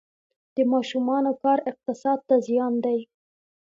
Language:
Pashto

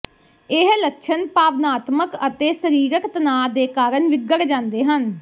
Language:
Punjabi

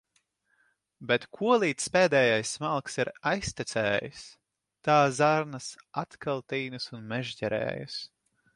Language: Latvian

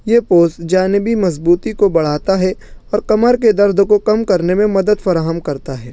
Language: Urdu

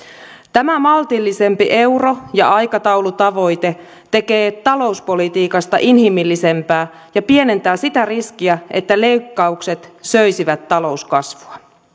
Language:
Finnish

